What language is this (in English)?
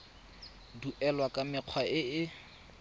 Tswana